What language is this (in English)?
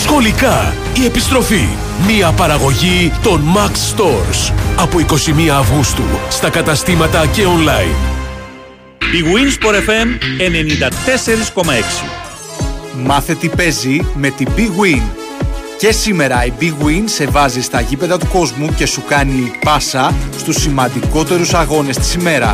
Greek